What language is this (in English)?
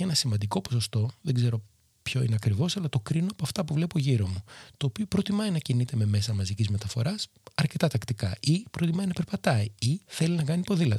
Greek